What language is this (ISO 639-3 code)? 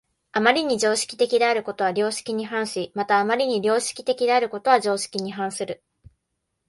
jpn